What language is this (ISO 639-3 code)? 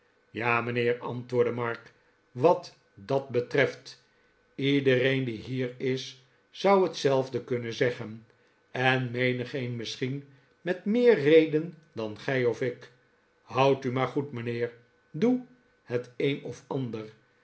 nld